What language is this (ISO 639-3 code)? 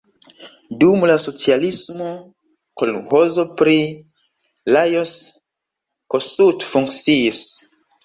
epo